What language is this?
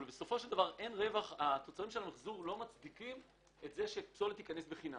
Hebrew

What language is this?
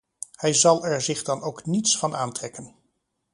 Dutch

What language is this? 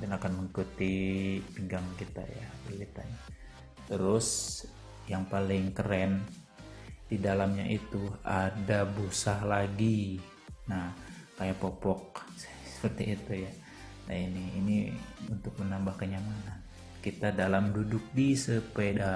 Indonesian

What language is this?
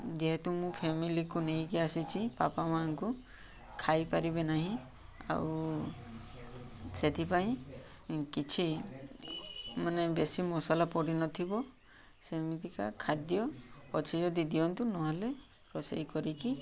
Odia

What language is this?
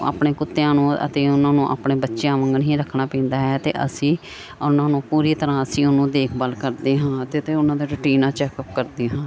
Punjabi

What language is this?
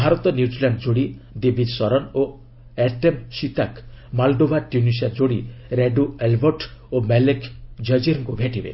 Odia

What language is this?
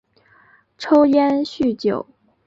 Chinese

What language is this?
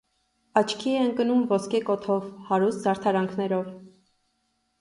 Armenian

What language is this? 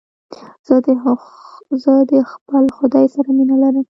Pashto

